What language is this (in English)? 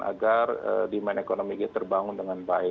Indonesian